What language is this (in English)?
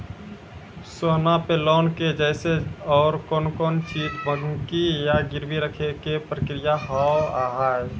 Maithili